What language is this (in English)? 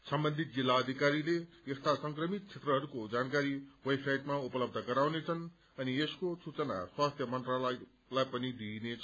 Nepali